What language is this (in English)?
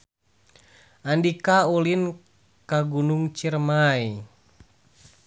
Sundanese